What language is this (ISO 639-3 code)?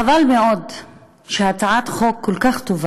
heb